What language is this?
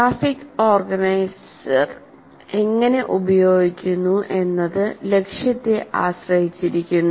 Malayalam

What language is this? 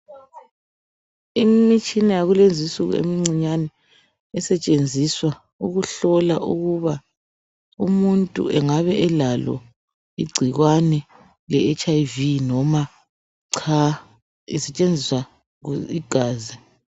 North Ndebele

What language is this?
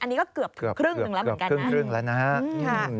Thai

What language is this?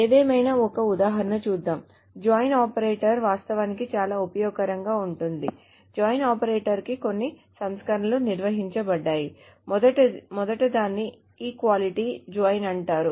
Telugu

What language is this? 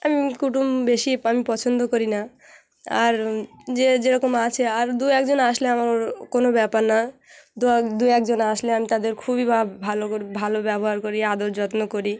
Bangla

